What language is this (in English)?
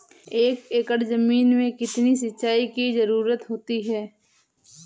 Hindi